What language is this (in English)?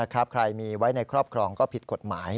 Thai